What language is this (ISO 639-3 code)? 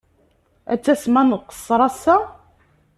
kab